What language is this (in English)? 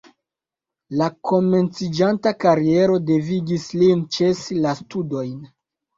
Esperanto